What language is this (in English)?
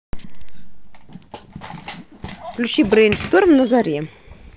Russian